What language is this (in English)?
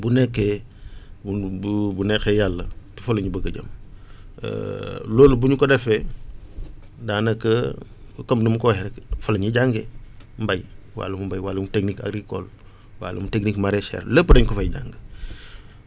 Wolof